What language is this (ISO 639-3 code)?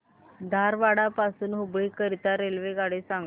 mar